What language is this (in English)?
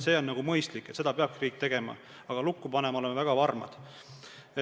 Estonian